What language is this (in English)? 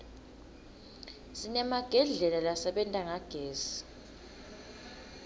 Swati